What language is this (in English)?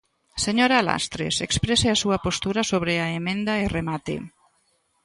Galician